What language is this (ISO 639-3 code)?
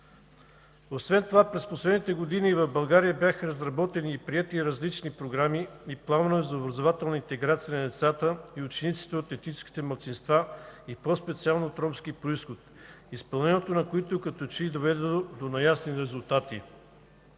bul